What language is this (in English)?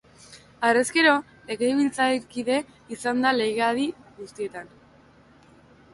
Basque